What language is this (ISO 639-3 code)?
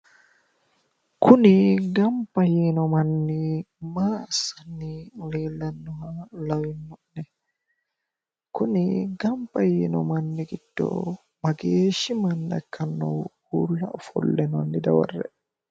sid